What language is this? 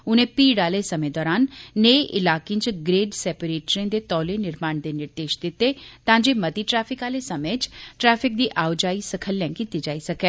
Dogri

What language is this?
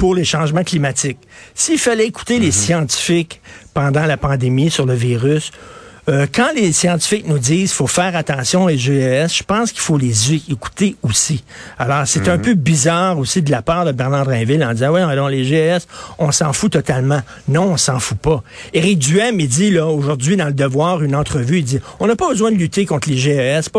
French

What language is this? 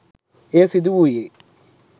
Sinhala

